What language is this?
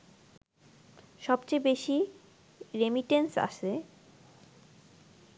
Bangla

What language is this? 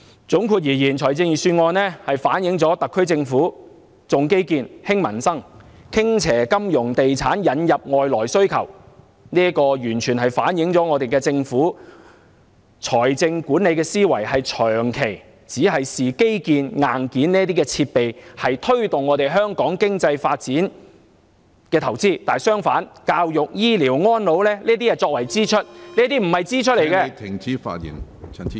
Cantonese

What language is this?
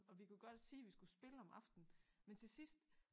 Danish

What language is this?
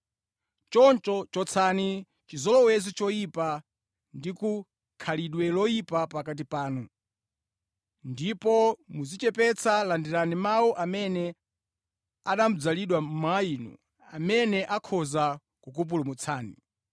Nyanja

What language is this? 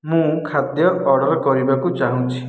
Odia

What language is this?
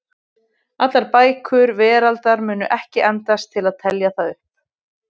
Icelandic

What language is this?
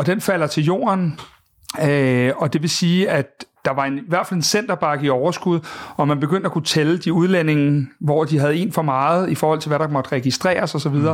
Danish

